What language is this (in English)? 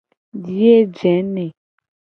Gen